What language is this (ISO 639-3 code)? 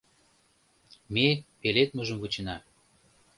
chm